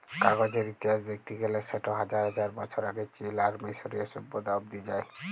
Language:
Bangla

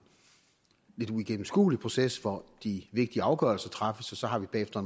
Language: Danish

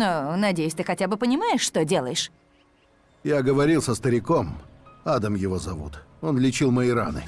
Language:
Russian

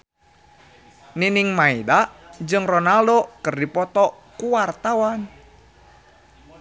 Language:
Sundanese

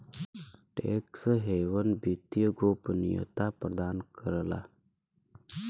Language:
Bhojpuri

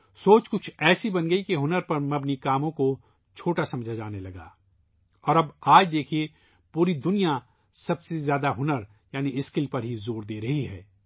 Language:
Urdu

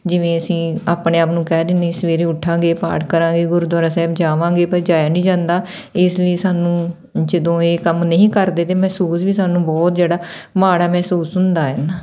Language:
Punjabi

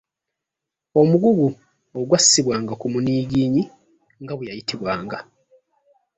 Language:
Ganda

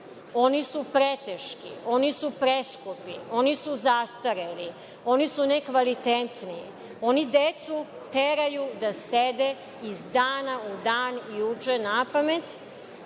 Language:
Serbian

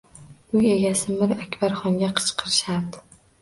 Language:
Uzbek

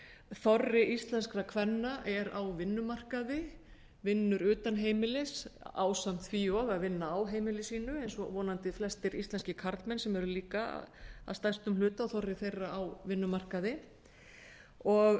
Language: Icelandic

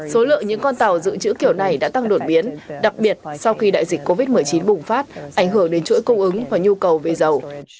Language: Vietnamese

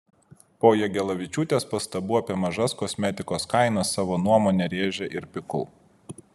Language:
Lithuanian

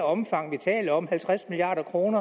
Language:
Danish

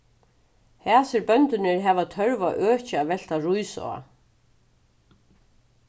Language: Faroese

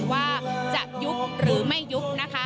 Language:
Thai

